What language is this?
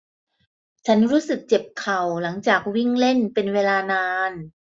Thai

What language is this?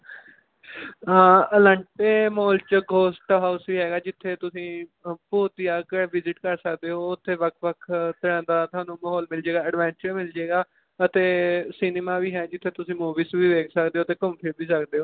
Punjabi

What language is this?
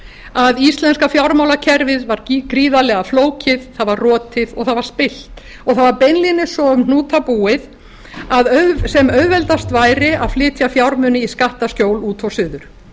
Icelandic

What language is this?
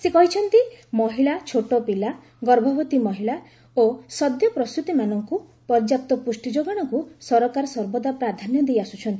Odia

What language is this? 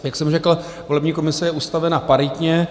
Czech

